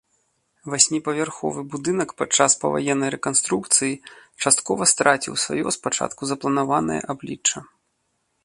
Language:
Belarusian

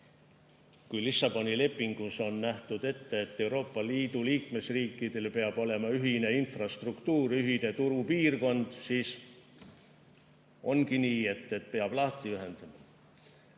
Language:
Estonian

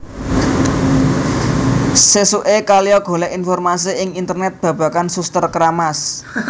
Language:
Javanese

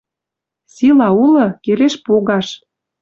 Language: Western Mari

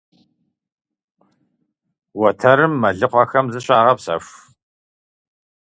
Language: Kabardian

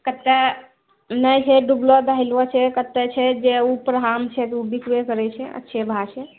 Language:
Maithili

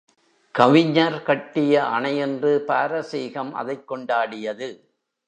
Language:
Tamil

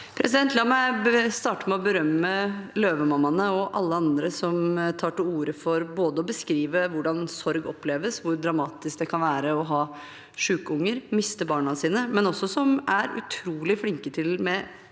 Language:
Norwegian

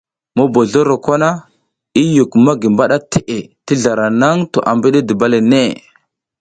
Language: South Giziga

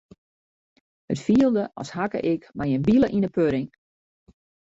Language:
Western Frisian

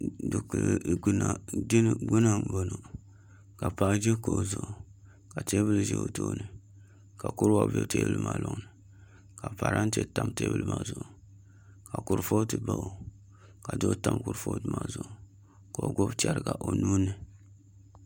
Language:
Dagbani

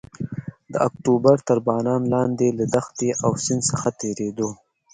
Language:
Pashto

